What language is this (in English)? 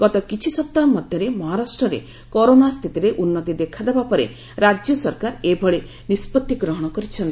Odia